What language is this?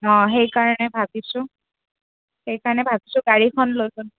Assamese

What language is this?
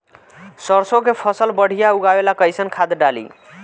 Bhojpuri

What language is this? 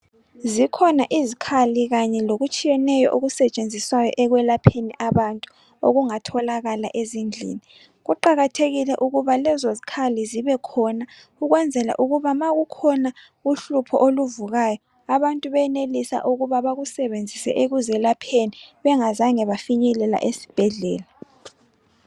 North Ndebele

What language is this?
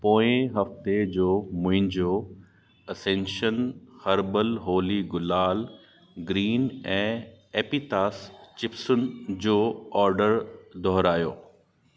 Sindhi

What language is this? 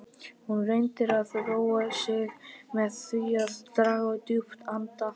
Icelandic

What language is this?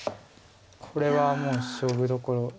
Japanese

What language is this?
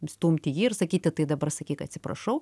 Lithuanian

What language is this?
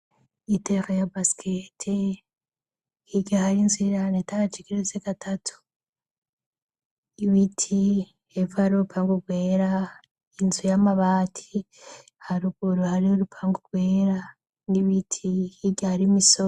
Rundi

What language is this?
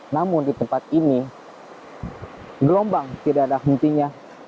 Indonesian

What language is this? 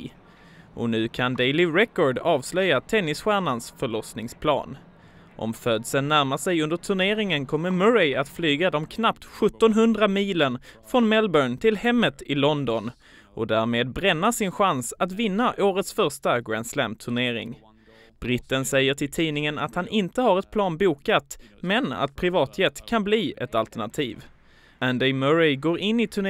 Swedish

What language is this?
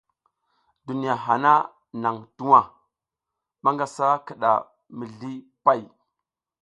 South Giziga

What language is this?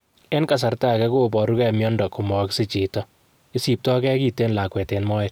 Kalenjin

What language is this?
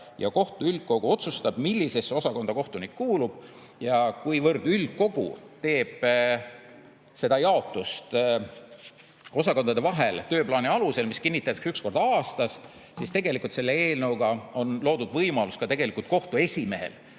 Estonian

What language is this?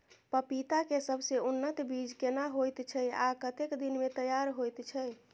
Maithili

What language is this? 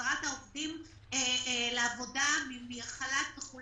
Hebrew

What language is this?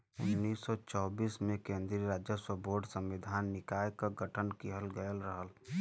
Bhojpuri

